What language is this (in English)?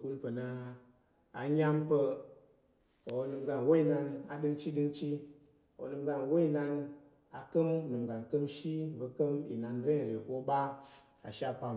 Tarok